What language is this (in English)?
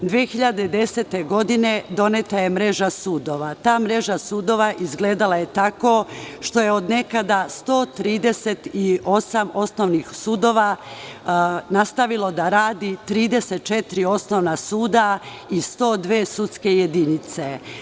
Serbian